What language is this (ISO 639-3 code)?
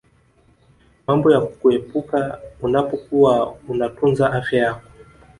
swa